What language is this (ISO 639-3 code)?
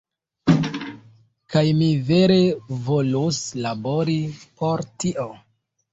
epo